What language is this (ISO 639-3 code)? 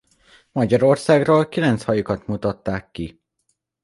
hun